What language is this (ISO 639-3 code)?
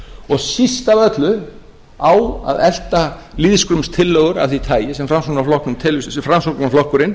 isl